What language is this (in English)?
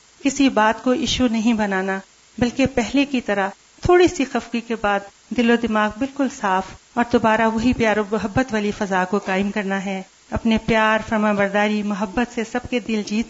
Urdu